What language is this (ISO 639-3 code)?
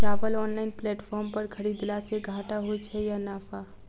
mai